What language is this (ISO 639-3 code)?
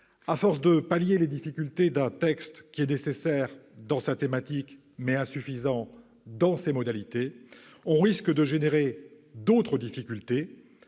fra